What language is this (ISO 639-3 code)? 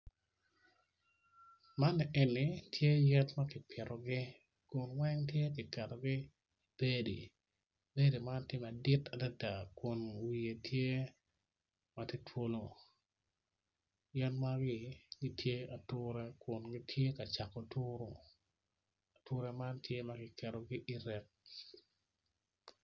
ach